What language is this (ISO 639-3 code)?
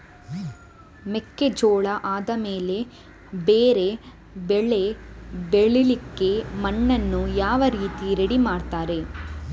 kan